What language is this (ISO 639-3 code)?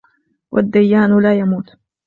ara